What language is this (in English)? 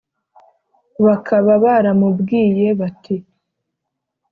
Kinyarwanda